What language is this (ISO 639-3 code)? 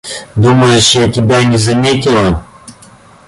rus